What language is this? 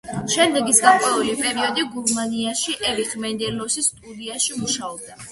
Georgian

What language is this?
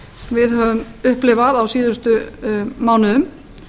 Icelandic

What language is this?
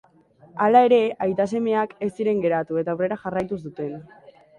Basque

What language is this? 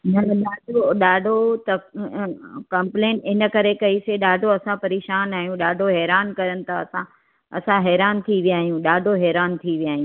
Sindhi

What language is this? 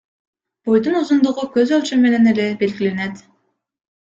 Kyrgyz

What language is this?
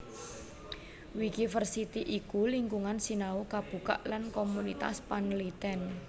Javanese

